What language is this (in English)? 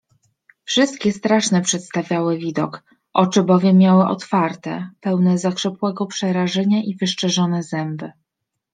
Polish